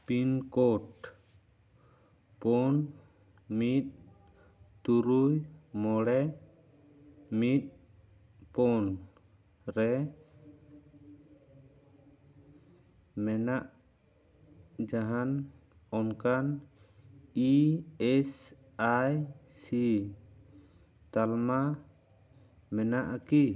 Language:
Santali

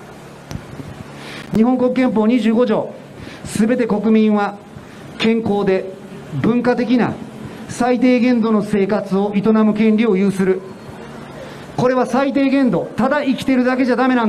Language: Japanese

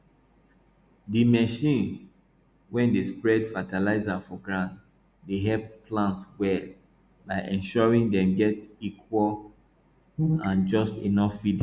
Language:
Nigerian Pidgin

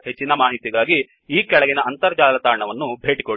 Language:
Kannada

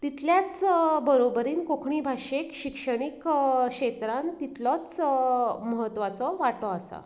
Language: Konkani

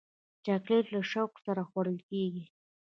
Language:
Pashto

